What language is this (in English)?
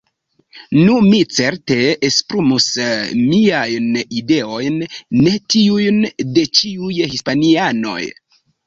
Esperanto